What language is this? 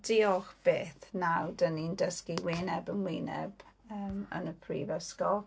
Welsh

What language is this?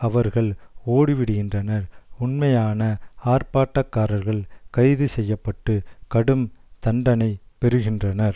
Tamil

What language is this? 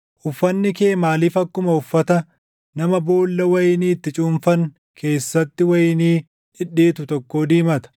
Oromo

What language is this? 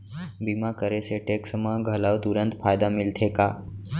Chhattisgarhi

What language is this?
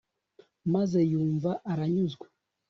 Kinyarwanda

